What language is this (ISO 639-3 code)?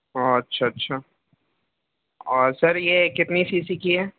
urd